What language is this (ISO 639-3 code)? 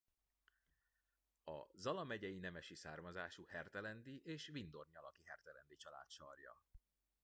hun